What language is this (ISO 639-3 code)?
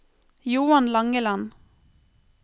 nor